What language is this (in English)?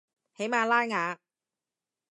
Cantonese